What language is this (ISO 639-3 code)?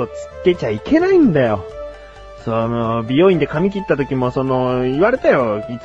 jpn